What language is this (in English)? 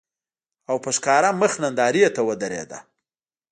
Pashto